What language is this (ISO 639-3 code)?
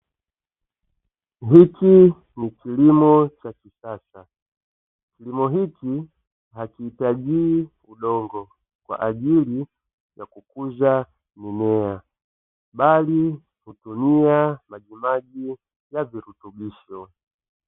swa